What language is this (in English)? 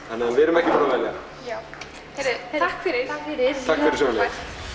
Icelandic